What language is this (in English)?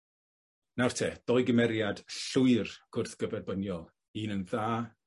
Welsh